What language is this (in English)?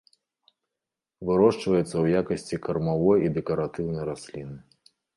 Belarusian